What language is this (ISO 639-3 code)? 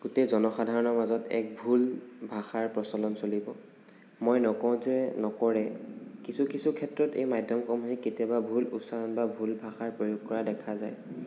asm